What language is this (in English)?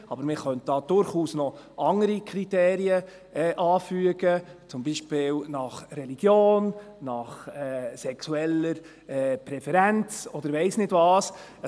Swiss German